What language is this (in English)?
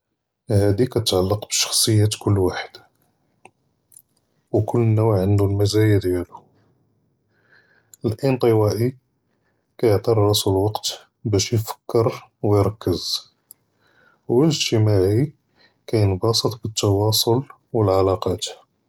Judeo-Arabic